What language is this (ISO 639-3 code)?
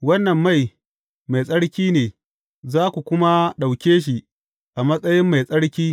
hau